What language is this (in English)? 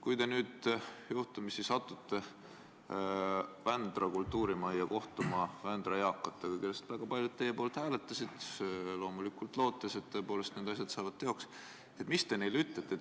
Estonian